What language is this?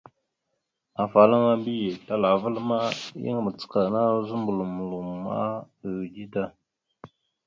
Mada (Cameroon)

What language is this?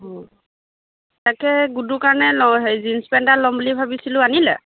Assamese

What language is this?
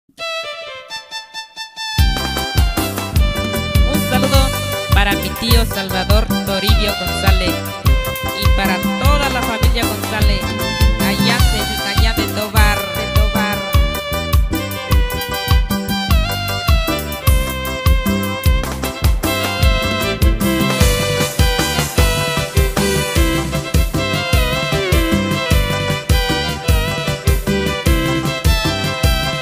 Spanish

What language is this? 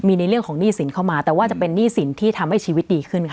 Thai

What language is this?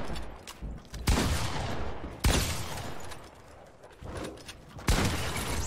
Italian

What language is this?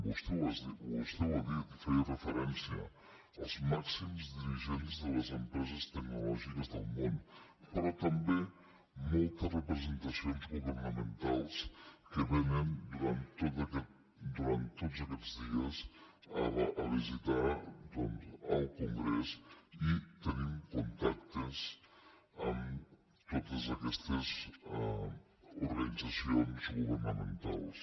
Catalan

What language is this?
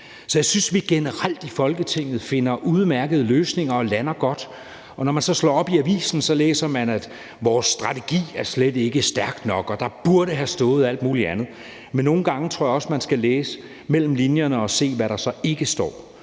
Danish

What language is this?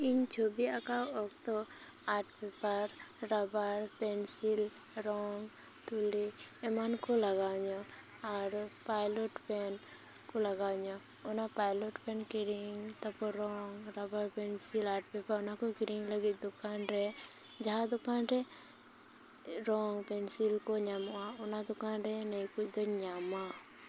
Santali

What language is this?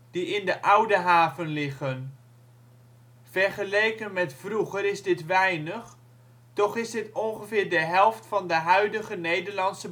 Dutch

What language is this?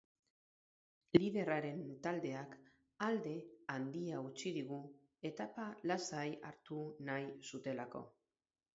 Basque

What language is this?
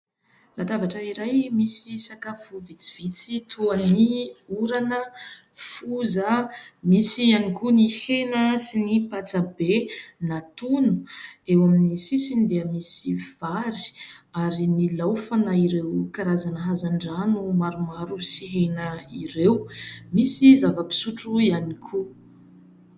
Malagasy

